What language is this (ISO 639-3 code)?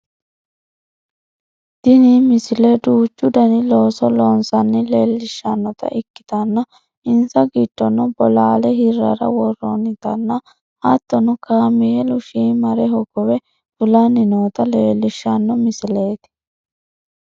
sid